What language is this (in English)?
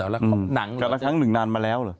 Thai